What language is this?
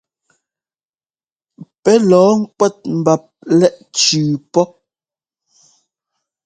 Ngomba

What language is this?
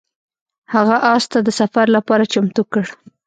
Pashto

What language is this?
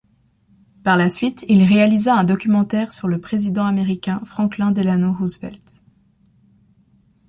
French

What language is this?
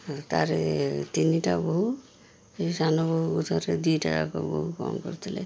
Odia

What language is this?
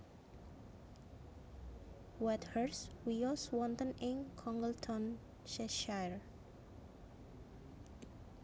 Javanese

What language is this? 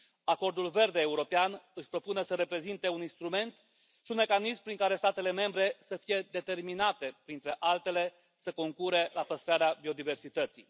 Romanian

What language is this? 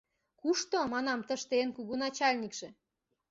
Mari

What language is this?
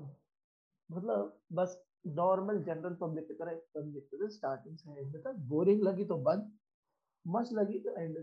Hindi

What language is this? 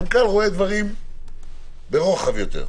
Hebrew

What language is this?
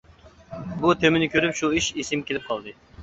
Uyghur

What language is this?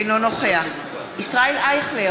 Hebrew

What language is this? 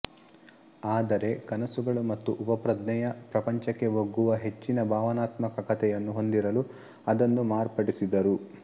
Kannada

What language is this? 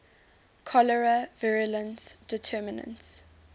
English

